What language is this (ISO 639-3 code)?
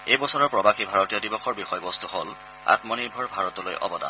asm